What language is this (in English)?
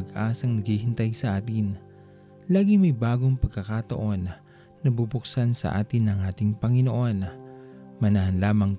Filipino